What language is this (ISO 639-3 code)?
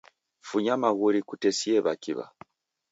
dav